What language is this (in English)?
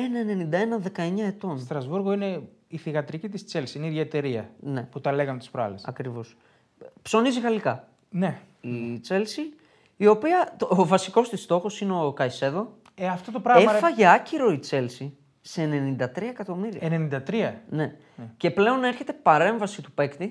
Greek